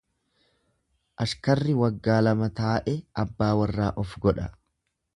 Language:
Oromo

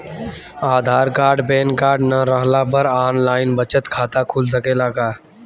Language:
Bhojpuri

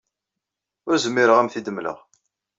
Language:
Kabyle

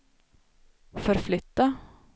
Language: Swedish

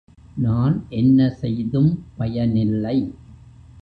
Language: Tamil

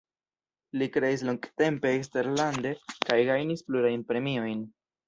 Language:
Esperanto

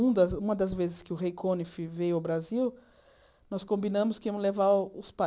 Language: Portuguese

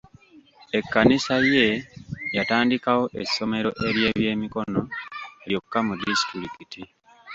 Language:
Ganda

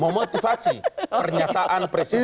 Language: Indonesian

